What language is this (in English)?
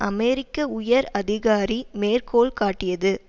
Tamil